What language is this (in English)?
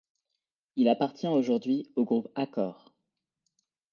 French